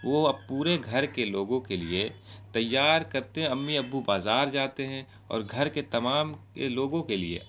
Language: Urdu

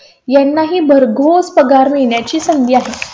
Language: Marathi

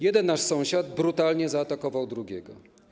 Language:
Polish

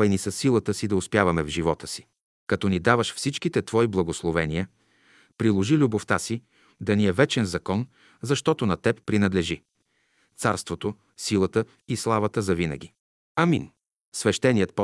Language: Bulgarian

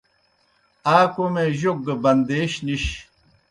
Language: Kohistani Shina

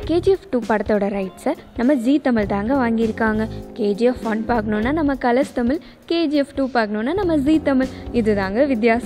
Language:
Romanian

